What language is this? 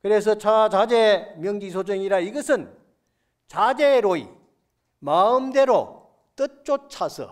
Korean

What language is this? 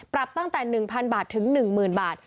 Thai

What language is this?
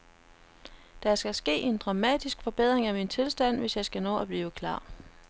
Danish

